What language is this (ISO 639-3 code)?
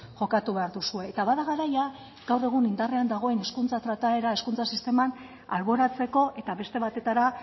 eus